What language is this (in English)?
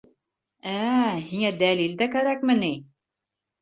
Bashkir